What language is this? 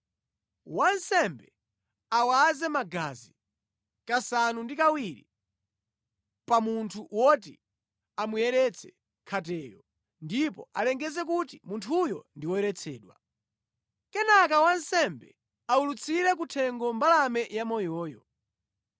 Nyanja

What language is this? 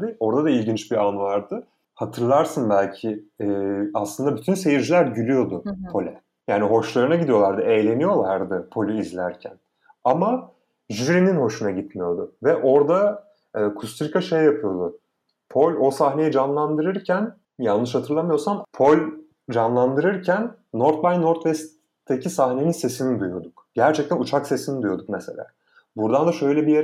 Turkish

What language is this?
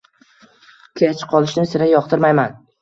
Uzbek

